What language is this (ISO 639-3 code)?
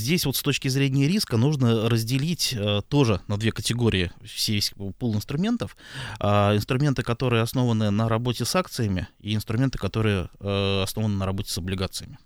rus